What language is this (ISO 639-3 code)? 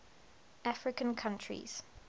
eng